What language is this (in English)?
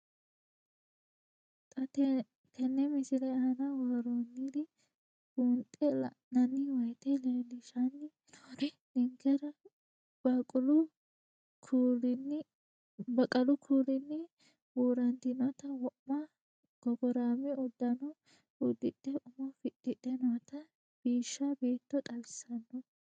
Sidamo